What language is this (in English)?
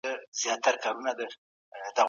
Pashto